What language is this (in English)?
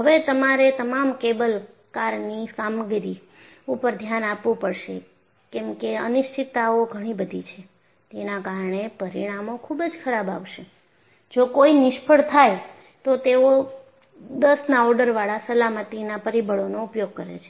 Gujarati